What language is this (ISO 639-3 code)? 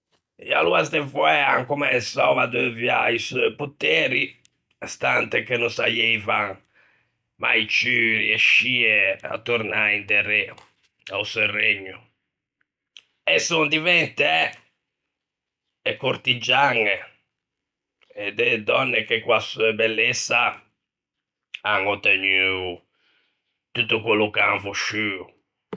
lij